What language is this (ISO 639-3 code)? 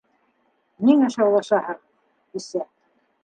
bak